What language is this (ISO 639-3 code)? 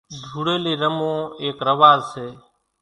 gjk